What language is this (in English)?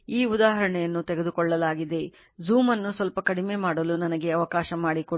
Kannada